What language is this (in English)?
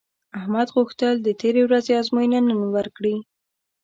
Pashto